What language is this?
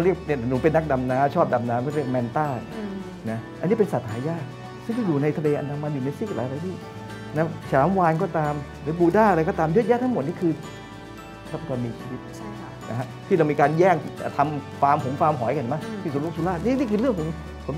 Thai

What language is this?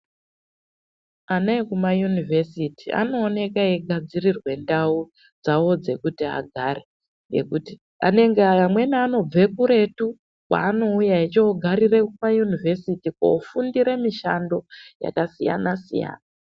Ndau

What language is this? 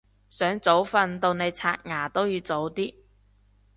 Cantonese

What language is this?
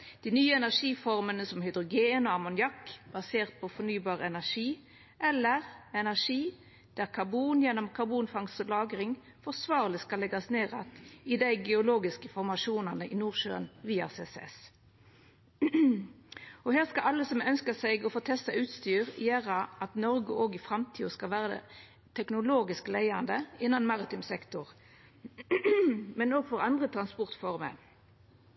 Norwegian Nynorsk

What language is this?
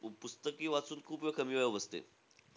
Marathi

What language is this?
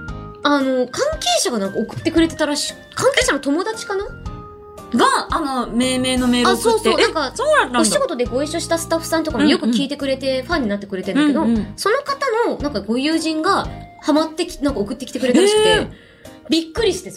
Japanese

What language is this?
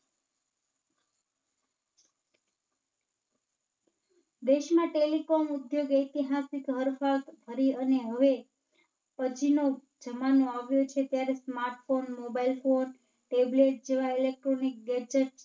Gujarati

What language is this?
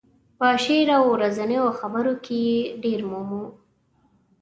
Pashto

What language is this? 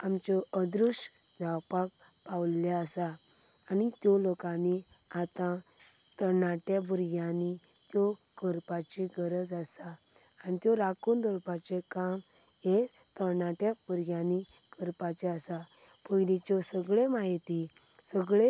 Konkani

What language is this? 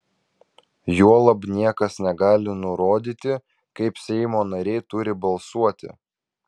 Lithuanian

